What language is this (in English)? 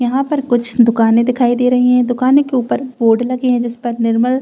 Hindi